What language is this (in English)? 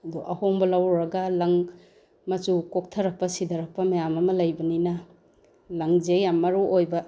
Manipuri